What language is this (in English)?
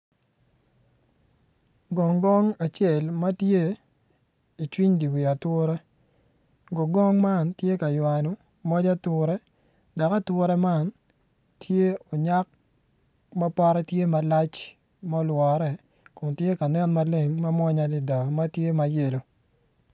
Acoli